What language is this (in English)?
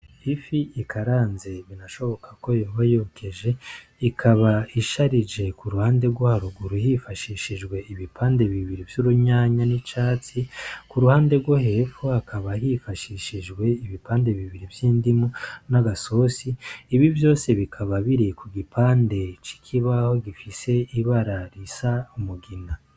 Rundi